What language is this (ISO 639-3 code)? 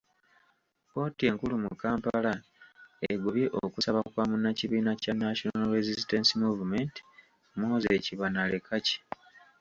lug